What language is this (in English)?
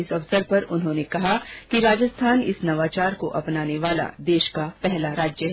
Hindi